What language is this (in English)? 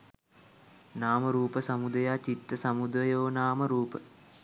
Sinhala